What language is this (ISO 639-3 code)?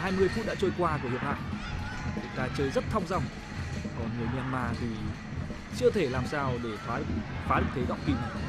vie